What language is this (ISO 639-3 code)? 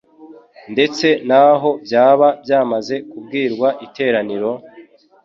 kin